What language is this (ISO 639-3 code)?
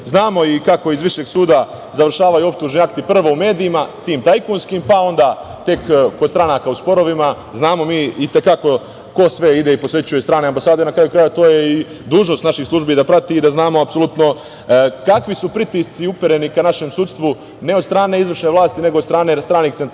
srp